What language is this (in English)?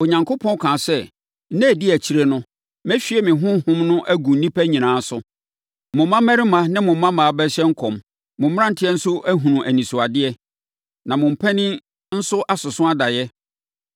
Akan